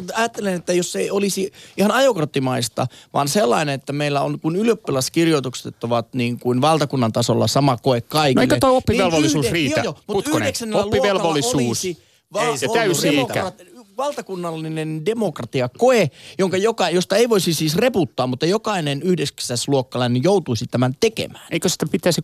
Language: Finnish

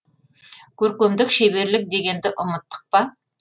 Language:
Kazakh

